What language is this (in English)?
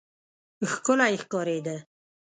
Pashto